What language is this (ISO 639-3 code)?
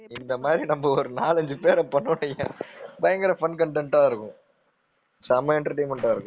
tam